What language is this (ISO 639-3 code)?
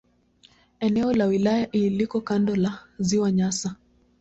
swa